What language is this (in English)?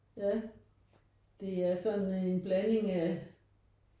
Danish